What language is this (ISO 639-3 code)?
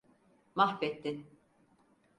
tur